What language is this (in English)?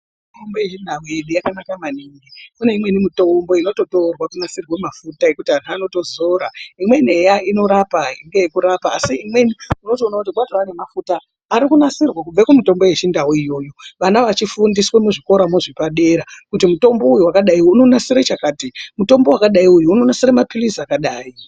Ndau